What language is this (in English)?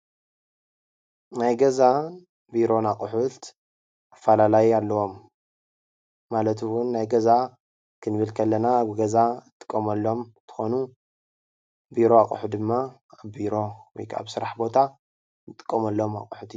Tigrinya